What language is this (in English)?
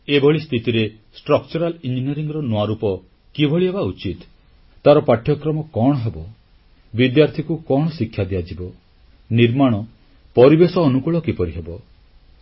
Odia